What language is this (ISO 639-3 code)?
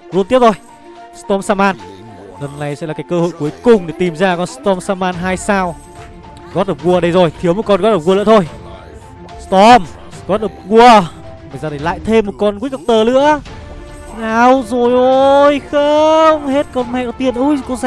vie